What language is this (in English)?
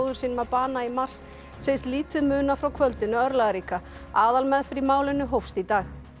Icelandic